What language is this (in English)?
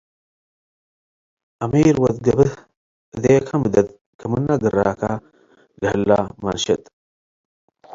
Tigre